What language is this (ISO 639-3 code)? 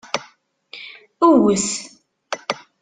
kab